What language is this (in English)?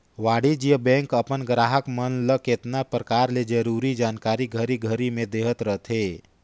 Chhattisgarhi